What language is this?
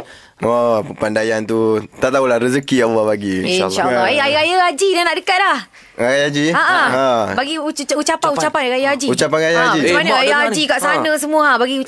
Malay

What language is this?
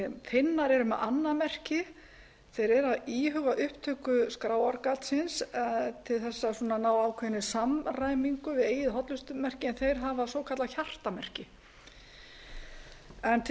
Icelandic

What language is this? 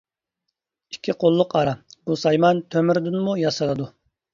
Uyghur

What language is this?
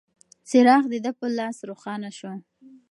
Pashto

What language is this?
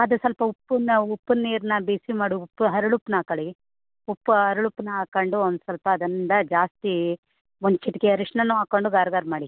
Kannada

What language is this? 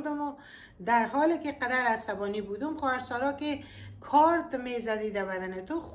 Persian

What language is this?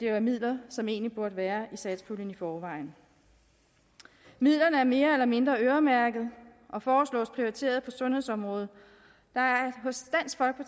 Danish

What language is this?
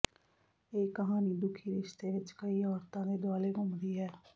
Punjabi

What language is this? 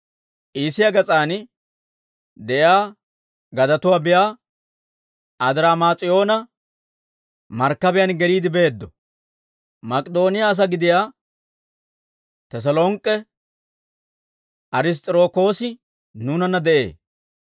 Dawro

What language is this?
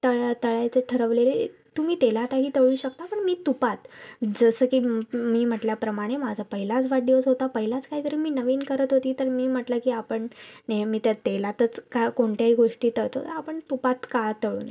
Marathi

